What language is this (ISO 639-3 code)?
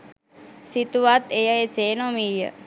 sin